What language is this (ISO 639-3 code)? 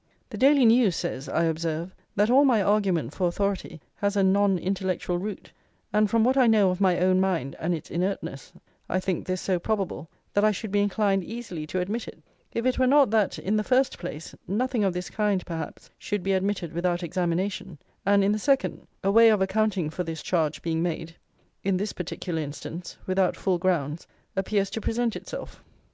eng